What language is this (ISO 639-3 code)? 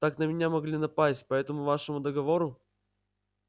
rus